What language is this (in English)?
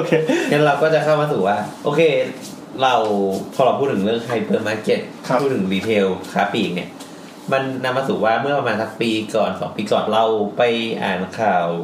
Thai